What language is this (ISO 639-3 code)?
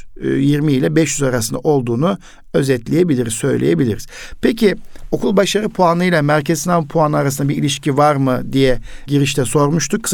tur